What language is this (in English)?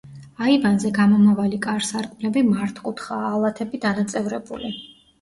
Georgian